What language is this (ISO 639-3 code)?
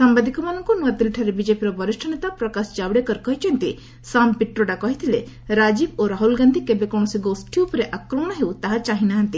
ori